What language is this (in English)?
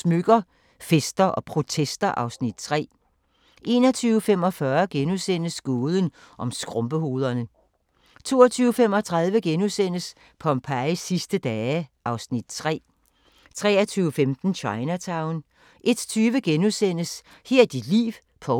Danish